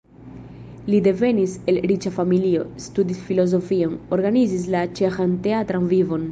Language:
Esperanto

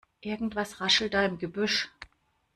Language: German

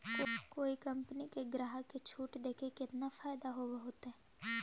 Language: Magahi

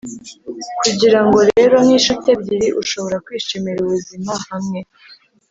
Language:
Kinyarwanda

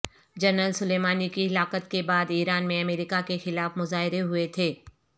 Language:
Urdu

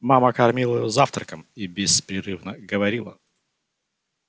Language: Russian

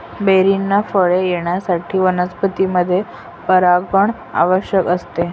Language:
Marathi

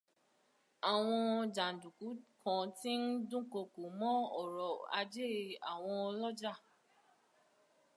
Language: Yoruba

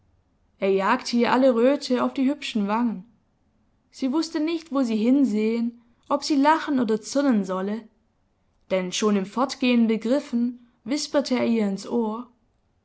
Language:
German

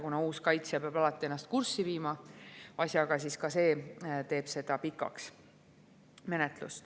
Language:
Estonian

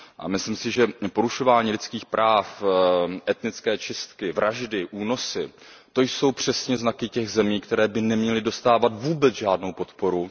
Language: Czech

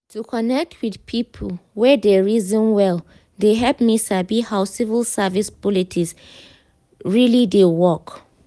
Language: Nigerian Pidgin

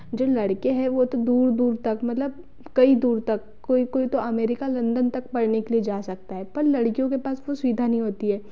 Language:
Hindi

